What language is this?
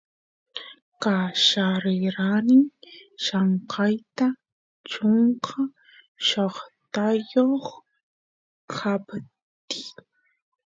Santiago del Estero Quichua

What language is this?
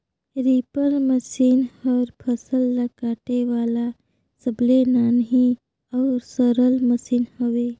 Chhattisgarhi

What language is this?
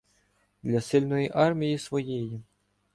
Ukrainian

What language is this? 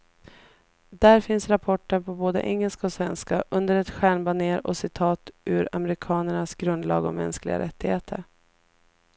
Swedish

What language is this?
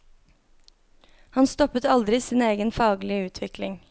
Norwegian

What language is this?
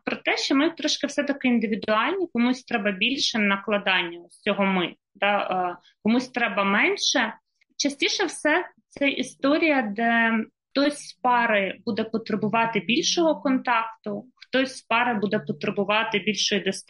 Ukrainian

